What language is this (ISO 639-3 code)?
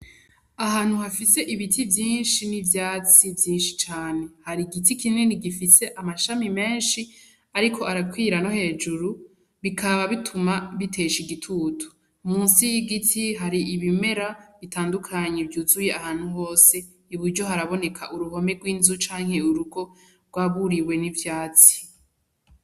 run